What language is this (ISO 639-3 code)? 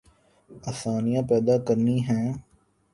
urd